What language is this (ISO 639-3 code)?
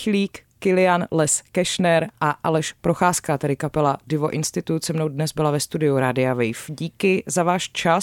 ces